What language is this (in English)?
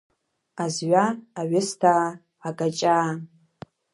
Abkhazian